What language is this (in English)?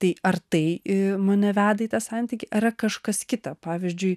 Lithuanian